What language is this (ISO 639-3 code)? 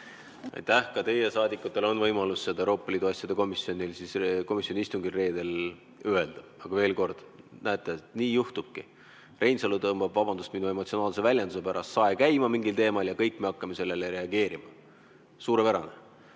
est